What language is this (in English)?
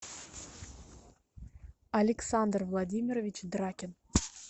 Russian